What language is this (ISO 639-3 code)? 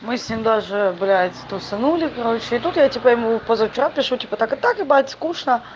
rus